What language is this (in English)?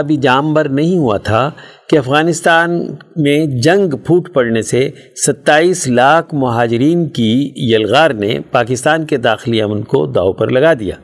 Urdu